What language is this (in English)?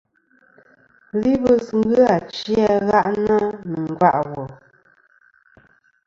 Kom